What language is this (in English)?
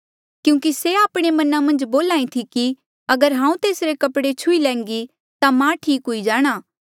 Mandeali